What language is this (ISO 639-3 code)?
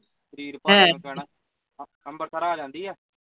pan